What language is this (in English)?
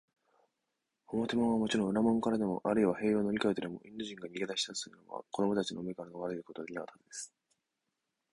Japanese